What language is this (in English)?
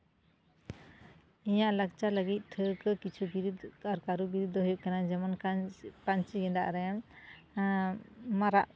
Santali